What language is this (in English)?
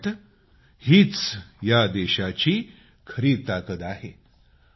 Marathi